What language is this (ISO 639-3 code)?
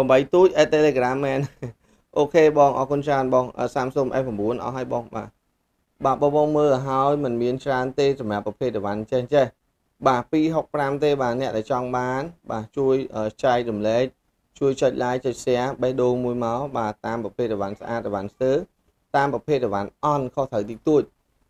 vie